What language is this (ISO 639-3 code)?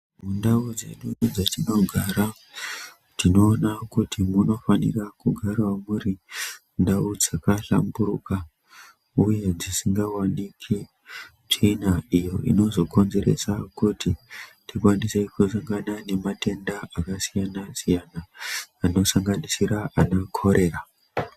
ndc